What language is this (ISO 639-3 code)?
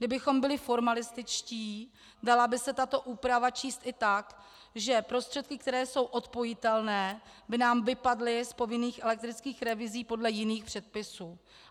ces